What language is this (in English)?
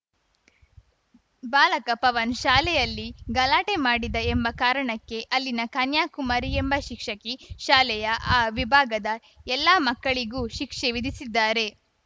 Kannada